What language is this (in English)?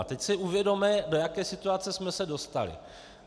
Czech